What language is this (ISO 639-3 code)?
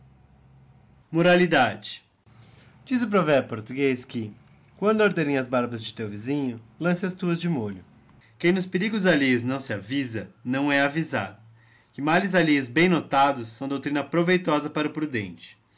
por